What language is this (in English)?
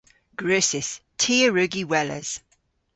Cornish